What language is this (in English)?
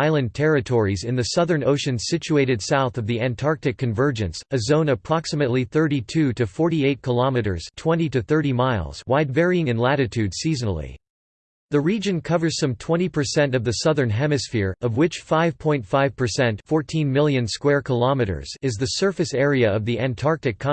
English